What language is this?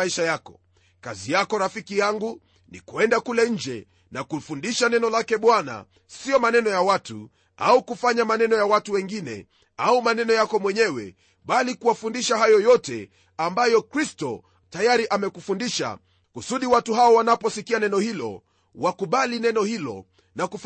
Swahili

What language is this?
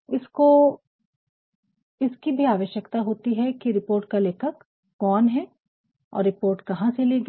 Hindi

